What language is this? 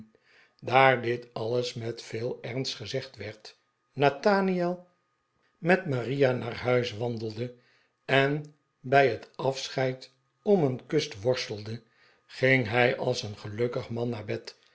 Dutch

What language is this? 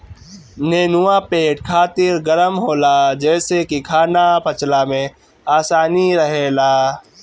Bhojpuri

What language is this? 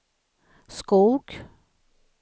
Swedish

